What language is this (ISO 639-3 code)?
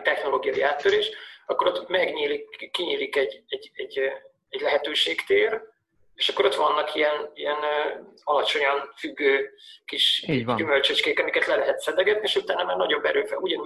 hun